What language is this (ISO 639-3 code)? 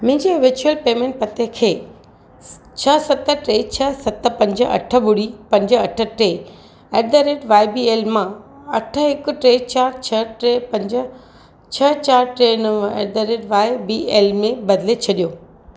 snd